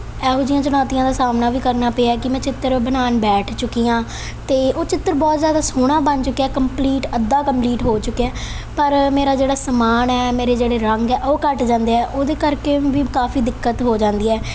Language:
Punjabi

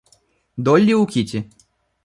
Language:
Russian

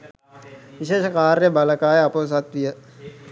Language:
Sinhala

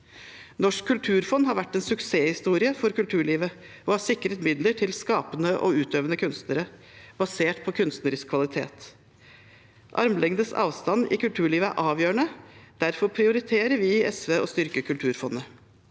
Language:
Norwegian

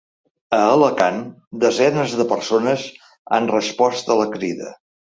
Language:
Catalan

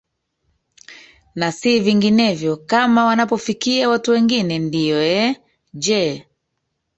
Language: Swahili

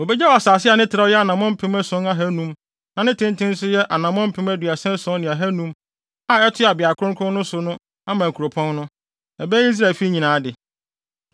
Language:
Akan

